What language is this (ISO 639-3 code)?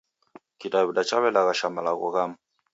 dav